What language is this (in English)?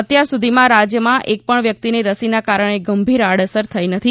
Gujarati